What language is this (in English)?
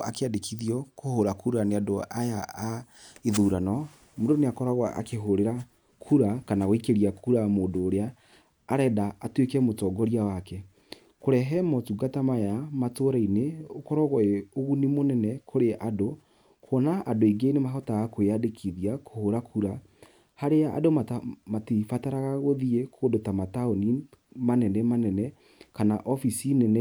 Kikuyu